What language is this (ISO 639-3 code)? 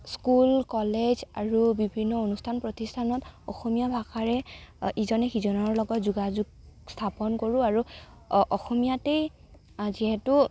asm